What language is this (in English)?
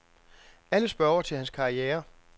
Danish